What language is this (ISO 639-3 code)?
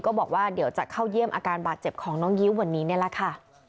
tha